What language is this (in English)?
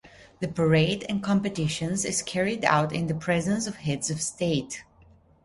English